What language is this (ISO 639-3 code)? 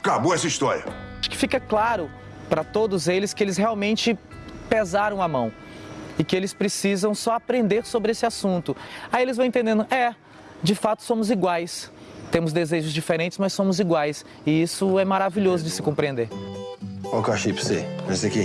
por